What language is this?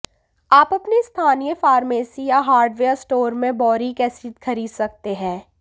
Hindi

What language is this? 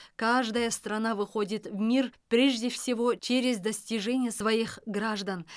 Kazakh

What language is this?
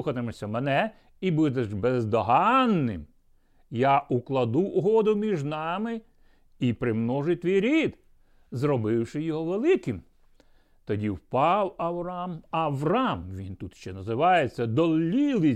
Ukrainian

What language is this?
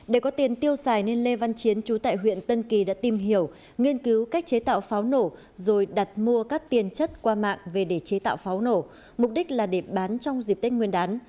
Vietnamese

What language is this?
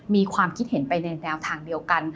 Thai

